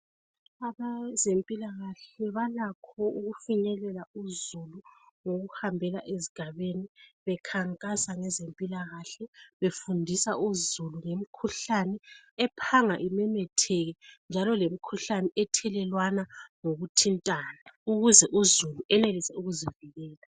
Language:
North Ndebele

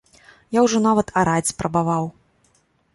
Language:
Belarusian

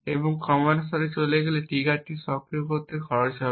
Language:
Bangla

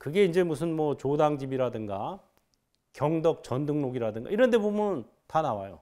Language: Korean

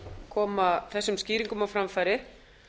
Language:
Icelandic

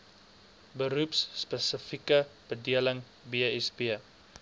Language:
Afrikaans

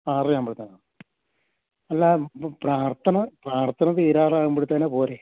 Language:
Malayalam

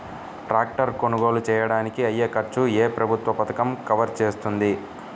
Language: Telugu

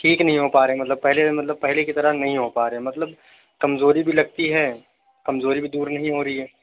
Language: Urdu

